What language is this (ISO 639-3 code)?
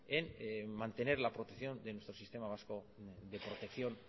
spa